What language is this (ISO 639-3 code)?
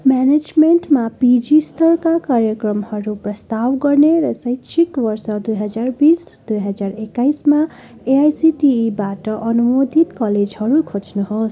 nep